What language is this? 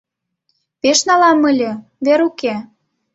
Mari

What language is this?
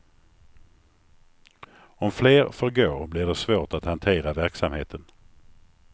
Swedish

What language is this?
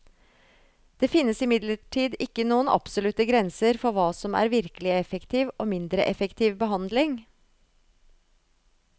Norwegian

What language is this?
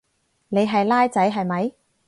Cantonese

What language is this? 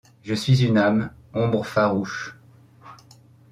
French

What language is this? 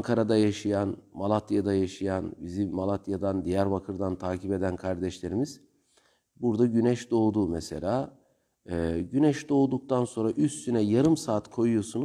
Turkish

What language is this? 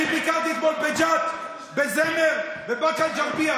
Hebrew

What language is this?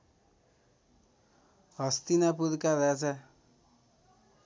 Nepali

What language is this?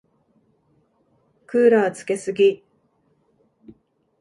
Japanese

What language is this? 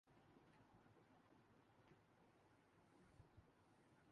Urdu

